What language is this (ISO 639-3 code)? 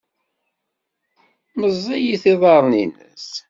kab